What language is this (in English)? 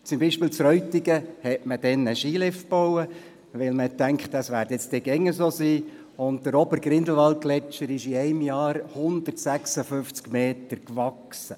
Swiss German